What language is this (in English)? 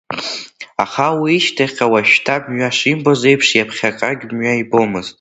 Abkhazian